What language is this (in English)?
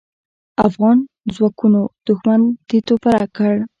Pashto